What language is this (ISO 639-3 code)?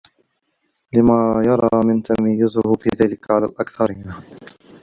ara